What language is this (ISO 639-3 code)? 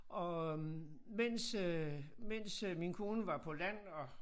dan